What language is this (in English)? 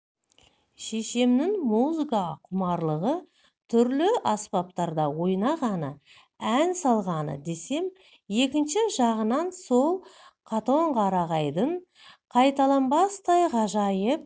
Kazakh